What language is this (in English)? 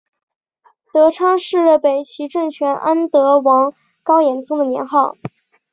Chinese